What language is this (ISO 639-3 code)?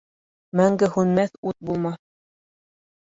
bak